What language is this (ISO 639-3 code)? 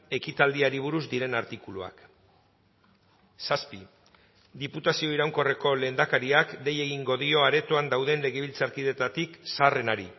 eus